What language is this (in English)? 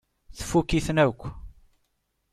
Kabyle